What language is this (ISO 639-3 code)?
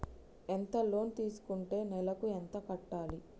tel